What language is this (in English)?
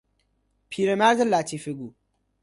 Persian